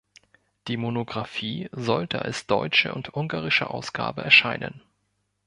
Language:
German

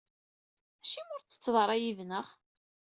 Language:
Kabyle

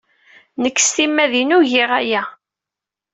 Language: Kabyle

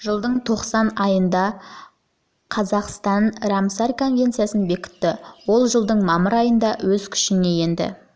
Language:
Kazakh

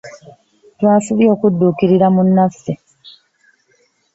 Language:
Ganda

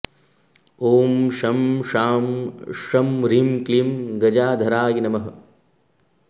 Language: Sanskrit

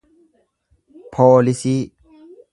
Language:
Oromo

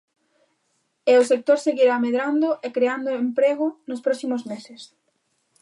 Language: Galician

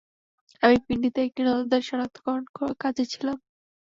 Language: Bangla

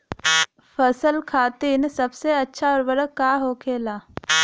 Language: Bhojpuri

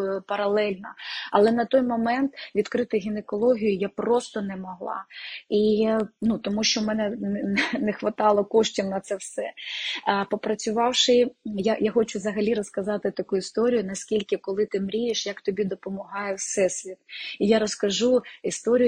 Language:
Ukrainian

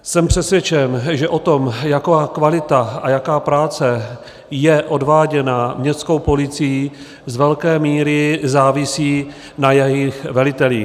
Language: Czech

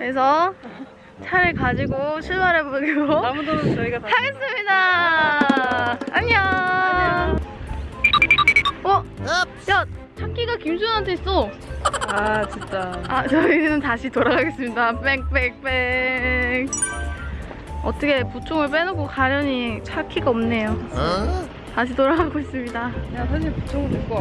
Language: Korean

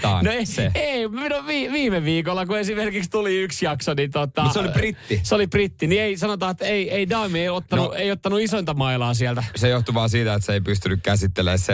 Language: Finnish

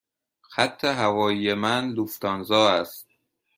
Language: Persian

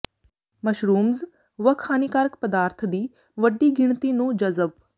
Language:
Punjabi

